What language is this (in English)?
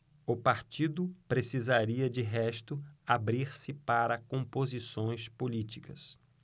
Portuguese